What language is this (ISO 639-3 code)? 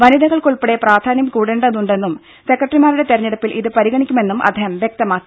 mal